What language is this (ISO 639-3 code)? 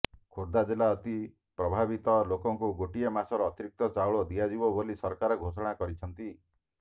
ori